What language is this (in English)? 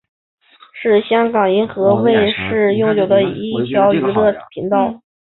Chinese